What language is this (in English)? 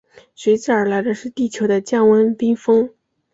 Chinese